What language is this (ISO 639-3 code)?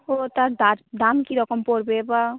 ben